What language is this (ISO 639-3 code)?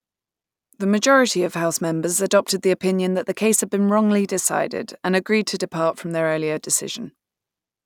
eng